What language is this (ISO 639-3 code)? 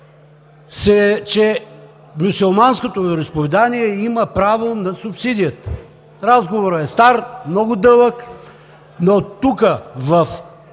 bul